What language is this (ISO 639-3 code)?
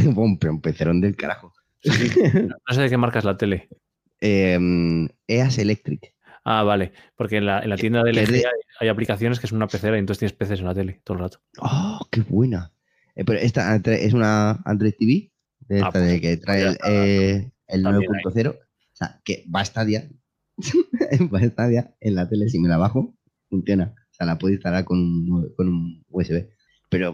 spa